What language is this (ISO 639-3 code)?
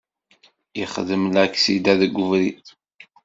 kab